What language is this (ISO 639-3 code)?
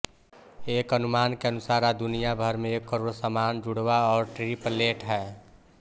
hin